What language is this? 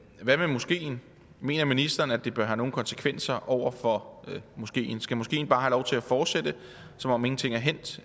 Danish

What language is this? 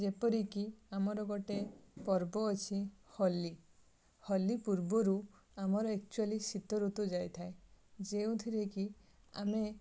Odia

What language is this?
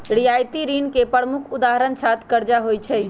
Magahi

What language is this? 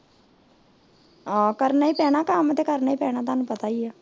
Punjabi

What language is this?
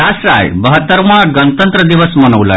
Maithili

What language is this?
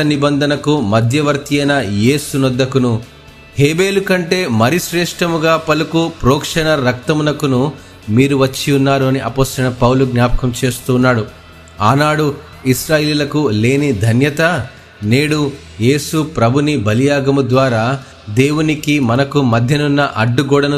Telugu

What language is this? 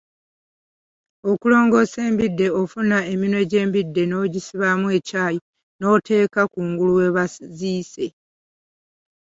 Ganda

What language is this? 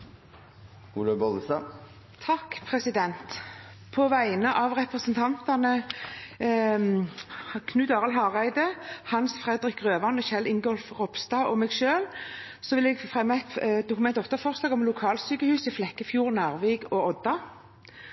Norwegian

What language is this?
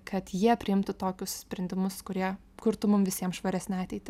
Lithuanian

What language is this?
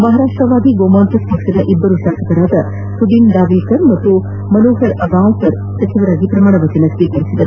Kannada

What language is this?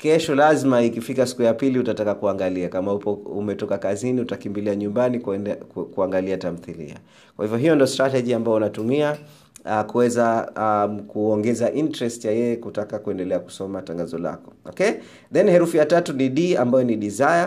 Swahili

